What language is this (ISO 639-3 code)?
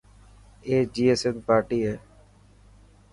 mki